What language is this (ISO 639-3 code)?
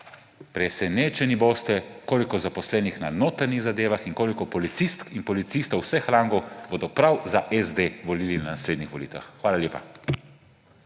slv